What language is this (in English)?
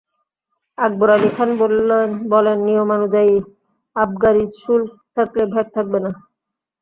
Bangla